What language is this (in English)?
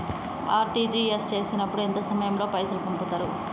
Telugu